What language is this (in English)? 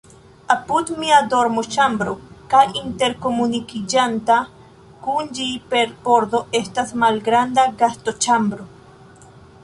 Esperanto